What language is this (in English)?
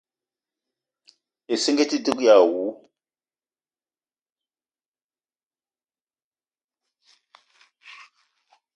Eton (Cameroon)